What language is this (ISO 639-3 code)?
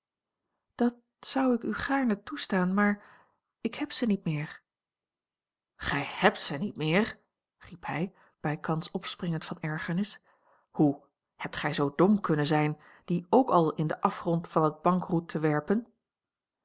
nld